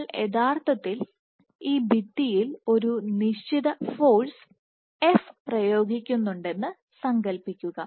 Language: Malayalam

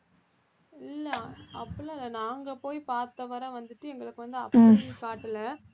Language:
Tamil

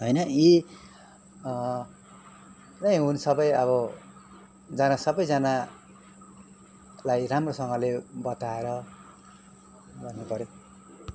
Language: Nepali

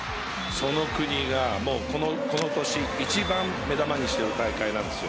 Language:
Japanese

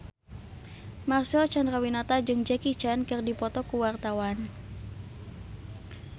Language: Sundanese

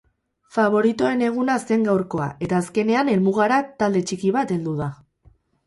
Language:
Basque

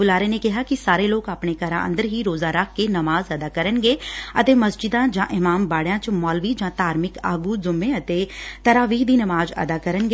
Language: Punjabi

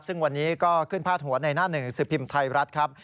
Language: Thai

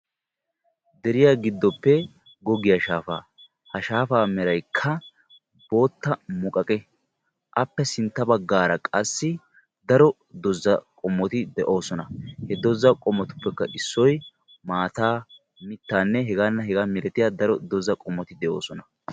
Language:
Wolaytta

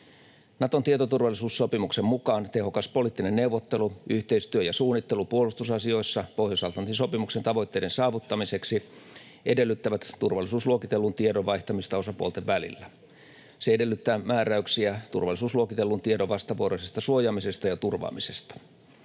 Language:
Finnish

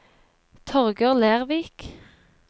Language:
Norwegian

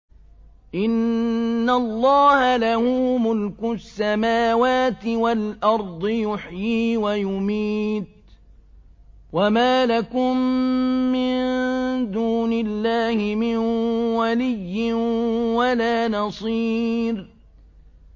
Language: Arabic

